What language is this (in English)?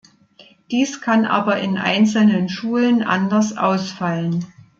German